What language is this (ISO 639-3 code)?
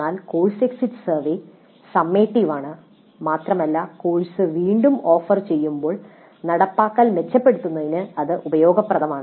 mal